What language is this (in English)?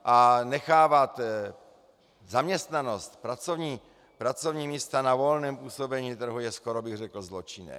Czech